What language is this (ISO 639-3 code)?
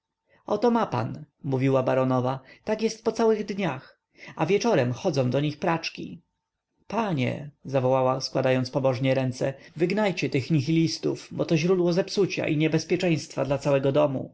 pol